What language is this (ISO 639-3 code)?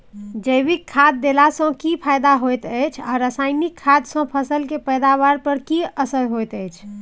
mai